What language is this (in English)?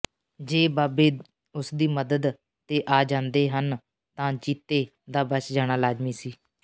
Punjabi